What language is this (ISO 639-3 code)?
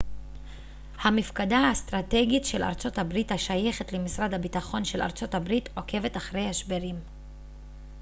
heb